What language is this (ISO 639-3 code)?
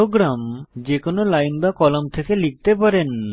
ben